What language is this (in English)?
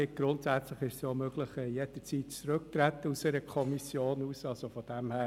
Swiss German